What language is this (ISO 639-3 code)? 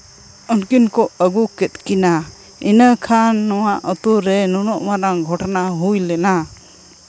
sat